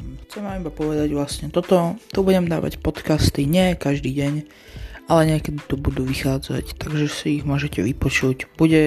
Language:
Slovak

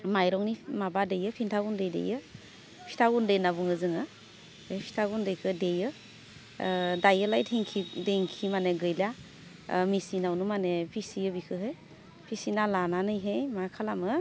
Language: Bodo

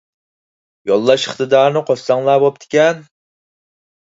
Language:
Uyghur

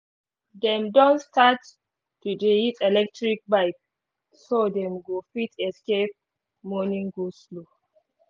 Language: Nigerian Pidgin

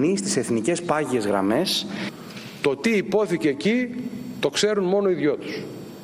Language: Greek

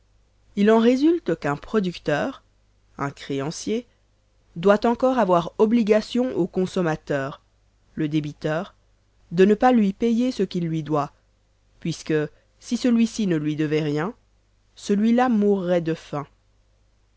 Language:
French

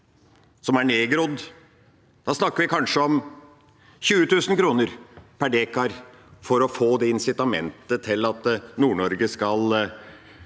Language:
Norwegian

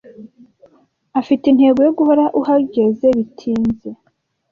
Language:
Kinyarwanda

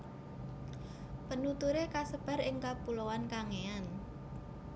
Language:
Javanese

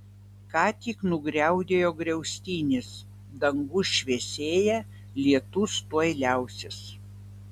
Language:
Lithuanian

